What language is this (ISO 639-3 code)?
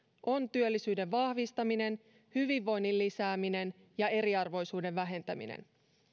fin